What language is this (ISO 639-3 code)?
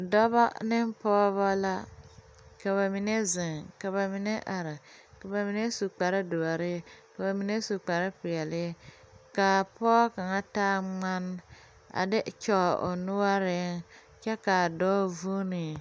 dga